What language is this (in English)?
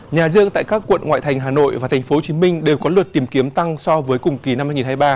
Vietnamese